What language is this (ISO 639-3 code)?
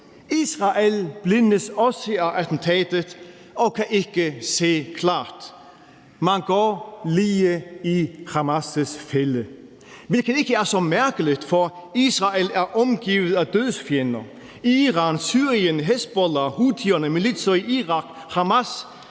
dan